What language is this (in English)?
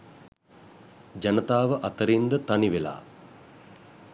Sinhala